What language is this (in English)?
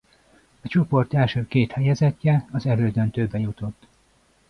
Hungarian